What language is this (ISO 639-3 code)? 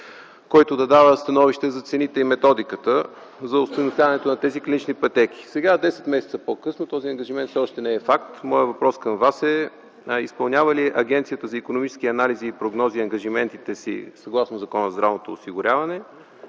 bul